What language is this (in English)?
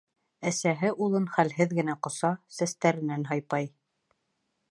Bashkir